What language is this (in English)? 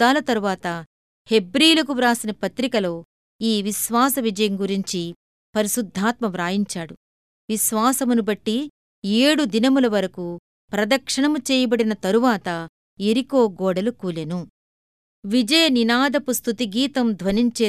Telugu